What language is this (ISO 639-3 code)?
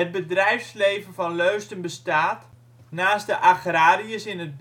nld